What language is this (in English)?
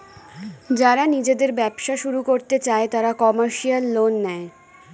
Bangla